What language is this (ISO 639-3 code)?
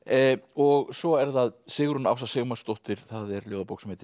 isl